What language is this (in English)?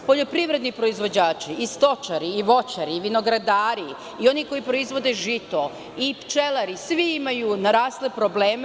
Serbian